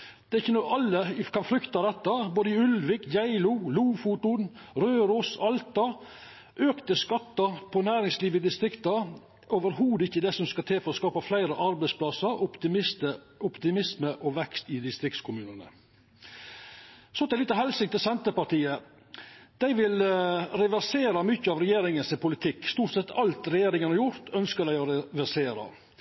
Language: Norwegian Nynorsk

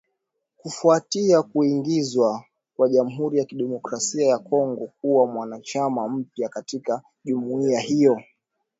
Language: Swahili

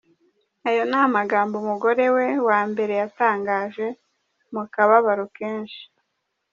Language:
Kinyarwanda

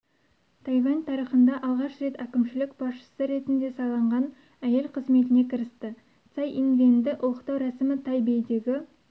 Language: Kazakh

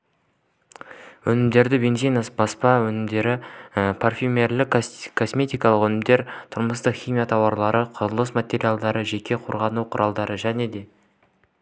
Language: Kazakh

